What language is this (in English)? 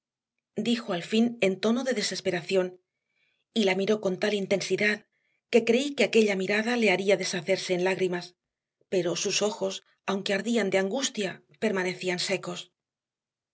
Spanish